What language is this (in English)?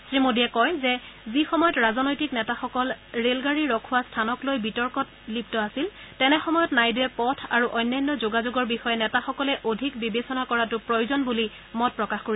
Assamese